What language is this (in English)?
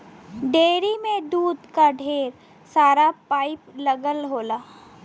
Bhojpuri